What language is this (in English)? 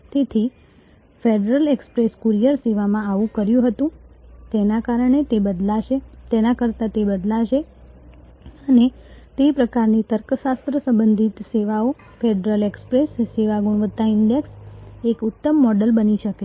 Gujarati